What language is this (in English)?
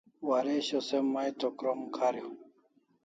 Kalasha